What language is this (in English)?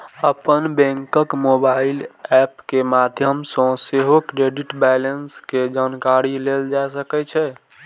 Maithili